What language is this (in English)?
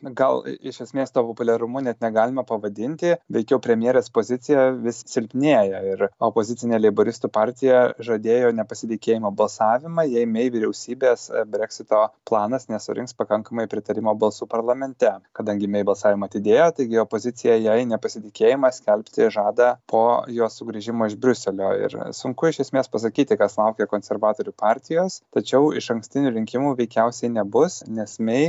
Lithuanian